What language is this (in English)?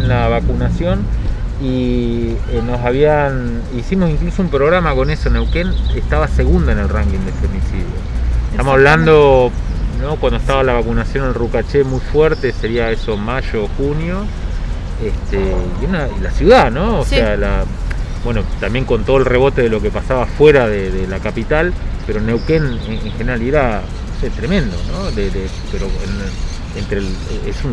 Spanish